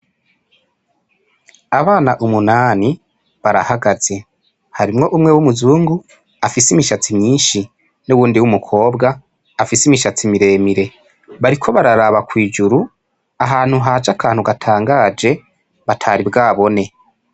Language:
Rundi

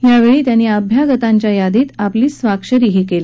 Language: Marathi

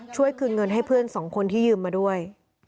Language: Thai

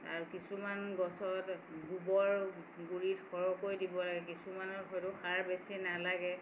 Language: Assamese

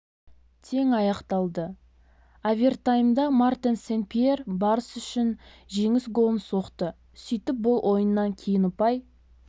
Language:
Kazakh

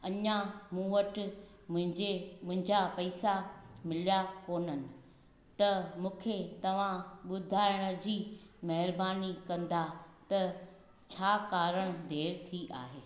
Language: Sindhi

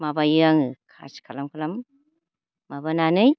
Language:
Bodo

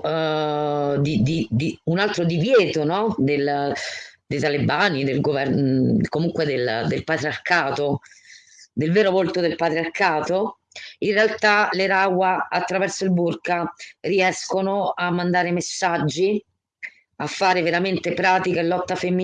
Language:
Italian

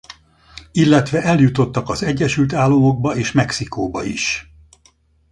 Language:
Hungarian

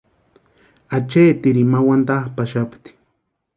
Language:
Western Highland Purepecha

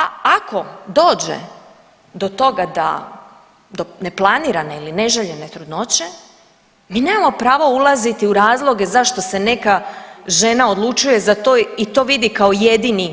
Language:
Croatian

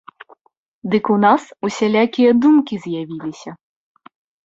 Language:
Belarusian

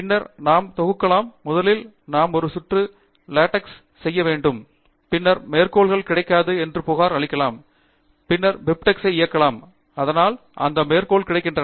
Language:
Tamil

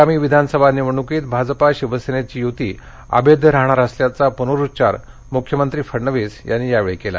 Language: Marathi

